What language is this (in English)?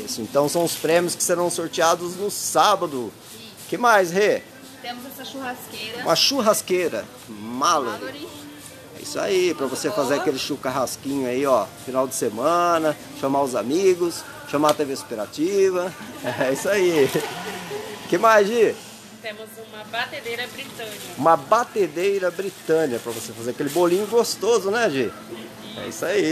Portuguese